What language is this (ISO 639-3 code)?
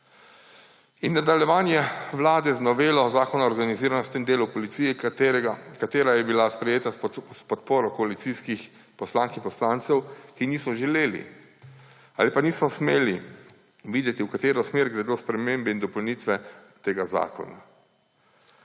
slv